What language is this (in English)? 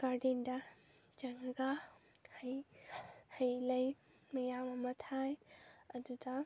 Manipuri